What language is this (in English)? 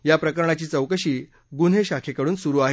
Marathi